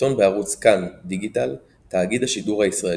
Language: Hebrew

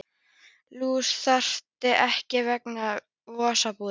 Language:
Icelandic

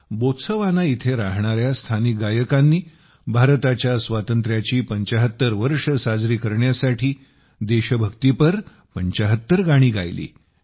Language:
Marathi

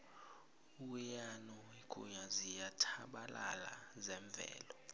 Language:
South Ndebele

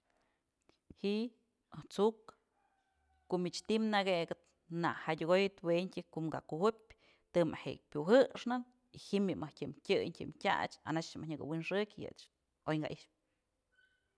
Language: Mazatlán Mixe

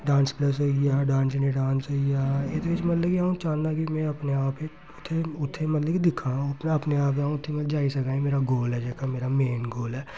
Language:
Dogri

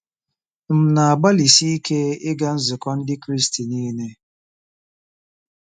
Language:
Igbo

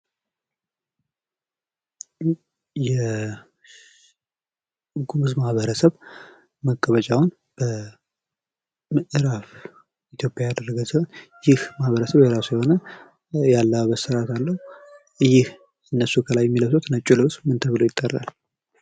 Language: Amharic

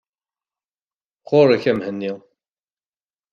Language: Kabyle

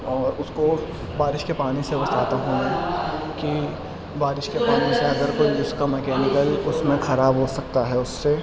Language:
Urdu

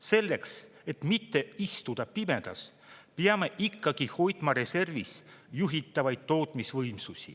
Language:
Estonian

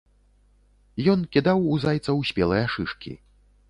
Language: Belarusian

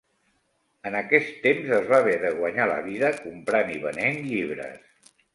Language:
Catalan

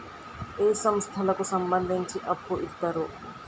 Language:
Telugu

